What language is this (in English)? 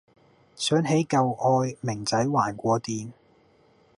Cantonese